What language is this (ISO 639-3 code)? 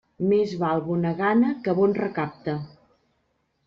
cat